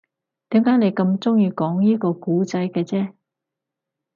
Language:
Cantonese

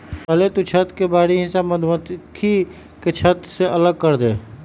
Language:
Magahi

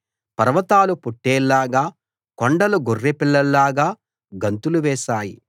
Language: Telugu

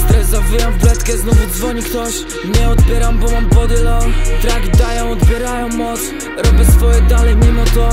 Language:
Polish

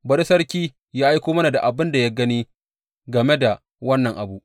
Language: Hausa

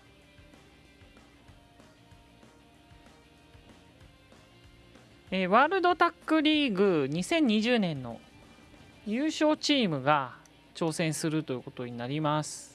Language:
Japanese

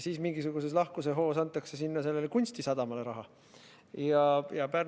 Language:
Estonian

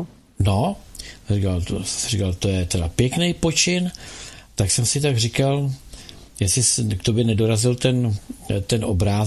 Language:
Czech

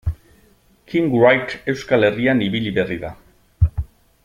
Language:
Basque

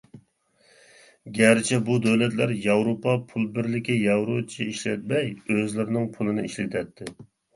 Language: Uyghur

